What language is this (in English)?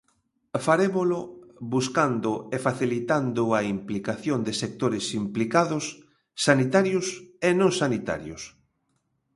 Galician